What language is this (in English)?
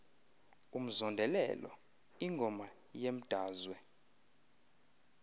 Xhosa